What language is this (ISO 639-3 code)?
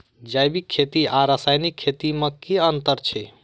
mai